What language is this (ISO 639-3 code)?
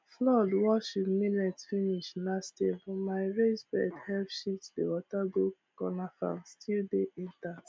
pcm